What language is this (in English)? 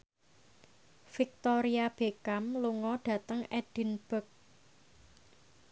Javanese